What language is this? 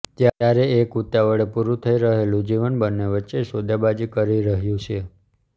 Gujarati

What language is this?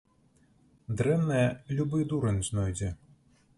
Belarusian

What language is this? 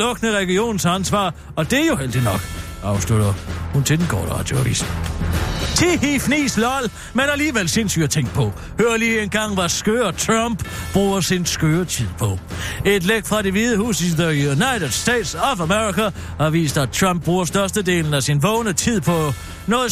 Danish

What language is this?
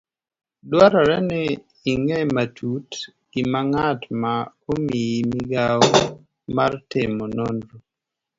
Luo (Kenya and Tanzania)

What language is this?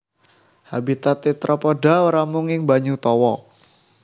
Javanese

